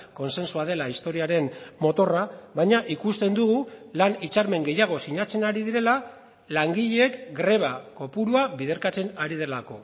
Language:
Basque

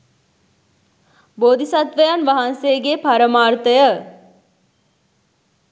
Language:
Sinhala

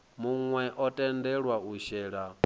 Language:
Venda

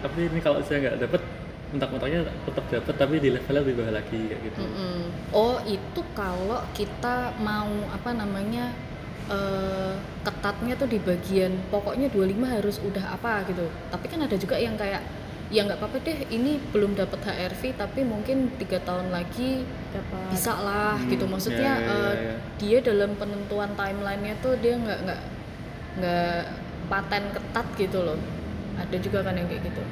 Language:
Indonesian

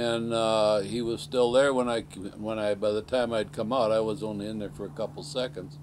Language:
English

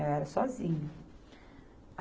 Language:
Portuguese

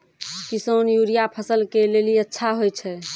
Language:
Maithili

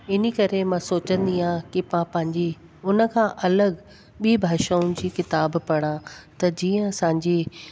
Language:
Sindhi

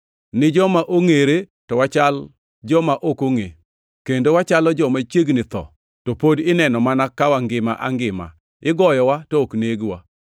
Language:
Luo (Kenya and Tanzania)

